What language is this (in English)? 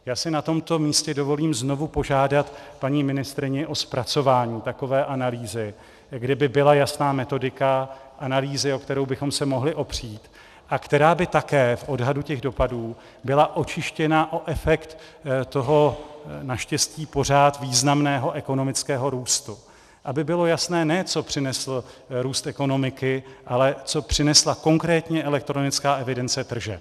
Czech